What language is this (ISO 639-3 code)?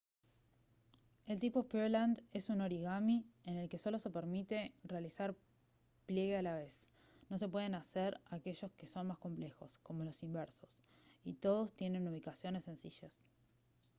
spa